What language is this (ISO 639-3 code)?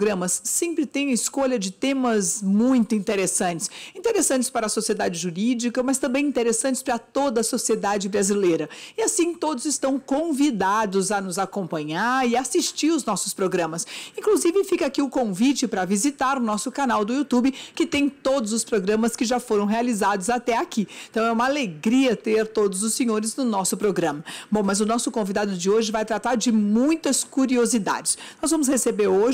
por